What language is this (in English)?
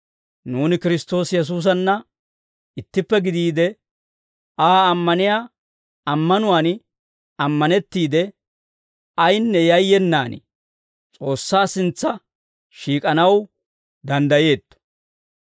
Dawro